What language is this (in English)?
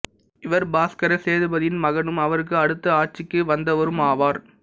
Tamil